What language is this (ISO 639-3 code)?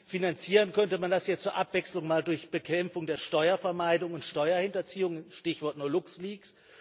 deu